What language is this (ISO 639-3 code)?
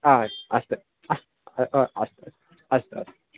san